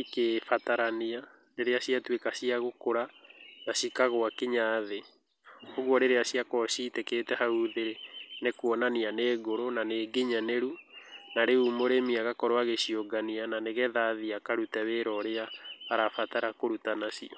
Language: Kikuyu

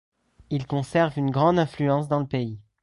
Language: French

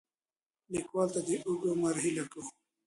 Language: Pashto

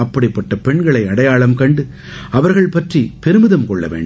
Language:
Tamil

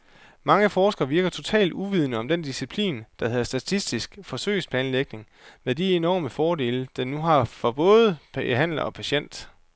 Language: Danish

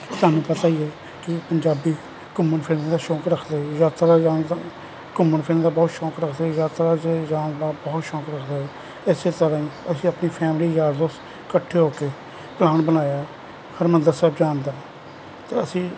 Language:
Punjabi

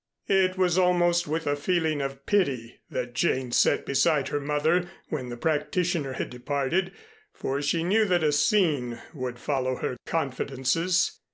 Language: English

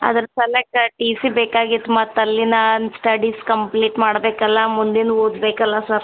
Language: Kannada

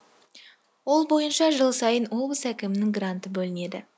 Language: Kazakh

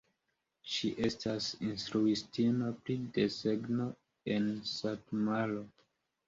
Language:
Esperanto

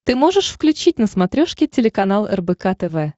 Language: Russian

